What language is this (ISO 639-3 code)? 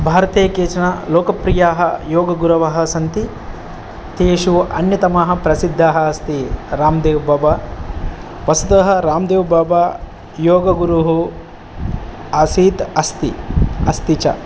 san